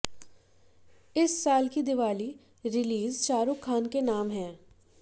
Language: Hindi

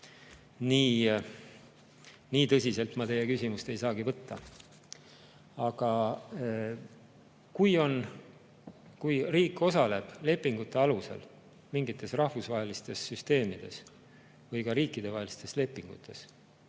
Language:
Estonian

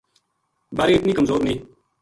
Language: Gujari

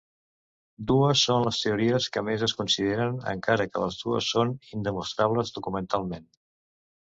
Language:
Catalan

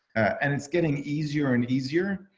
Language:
English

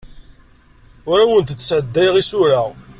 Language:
Kabyle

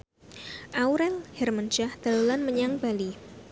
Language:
Javanese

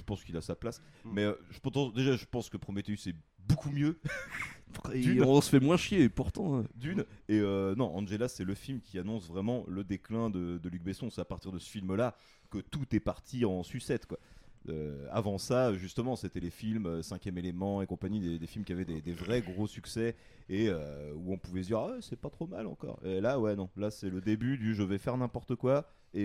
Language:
French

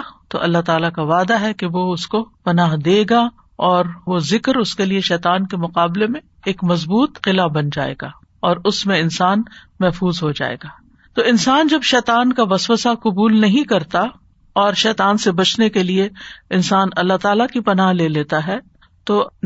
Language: Urdu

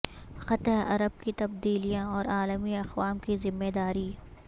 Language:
Urdu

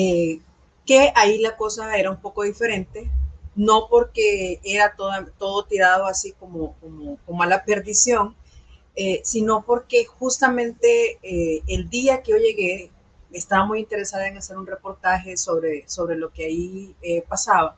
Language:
Spanish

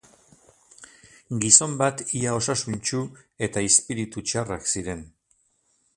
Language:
Basque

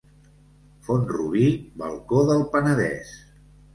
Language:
Catalan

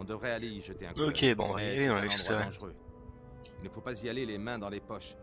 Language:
French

